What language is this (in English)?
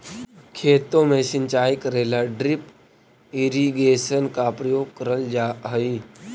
Magahi